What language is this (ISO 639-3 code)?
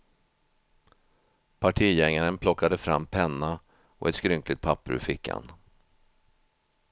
swe